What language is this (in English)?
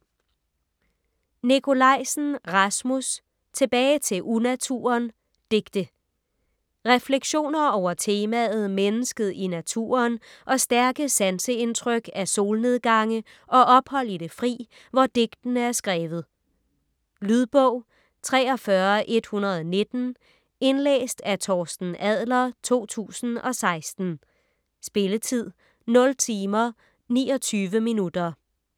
Danish